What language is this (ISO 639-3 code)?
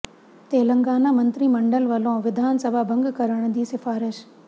pan